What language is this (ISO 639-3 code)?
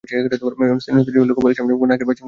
ben